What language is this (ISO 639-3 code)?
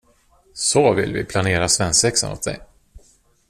swe